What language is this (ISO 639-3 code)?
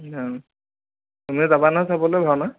asm